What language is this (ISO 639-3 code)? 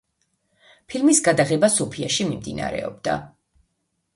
kat